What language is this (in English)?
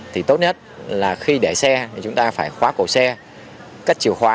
Vietnamese